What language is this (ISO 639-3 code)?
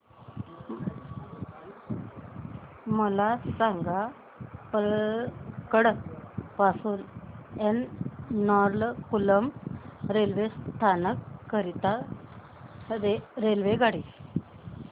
mar